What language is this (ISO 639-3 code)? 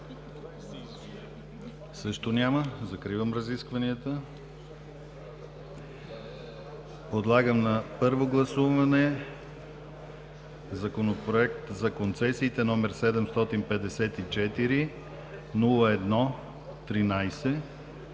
bul